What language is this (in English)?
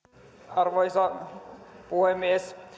Finnish